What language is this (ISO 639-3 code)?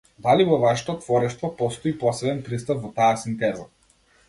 mkd